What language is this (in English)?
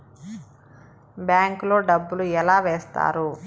Telugu